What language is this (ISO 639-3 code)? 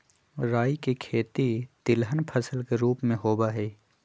mag